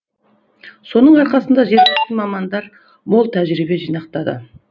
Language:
Kazakh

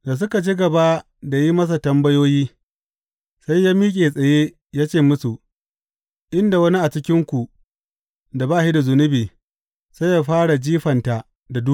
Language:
Hausa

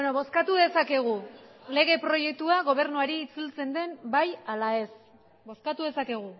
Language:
Basque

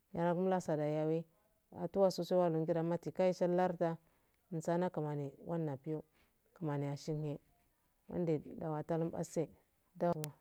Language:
Afade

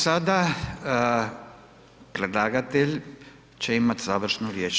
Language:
Croatian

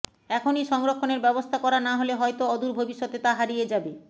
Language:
Bangla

